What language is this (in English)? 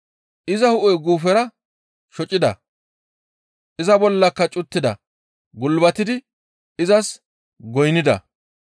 Gamo